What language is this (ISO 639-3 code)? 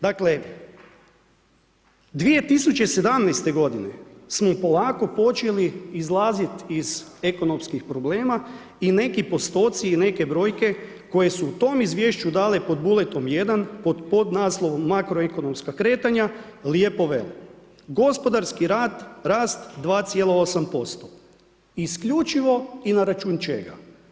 hrv